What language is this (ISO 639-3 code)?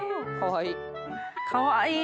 jpn